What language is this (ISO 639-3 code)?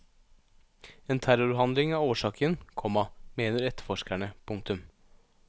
nor